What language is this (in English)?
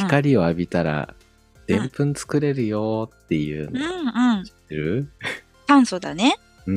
Japanese